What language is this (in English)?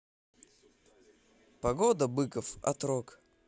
Russian